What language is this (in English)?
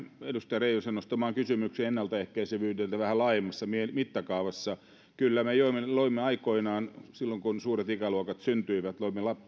Finnish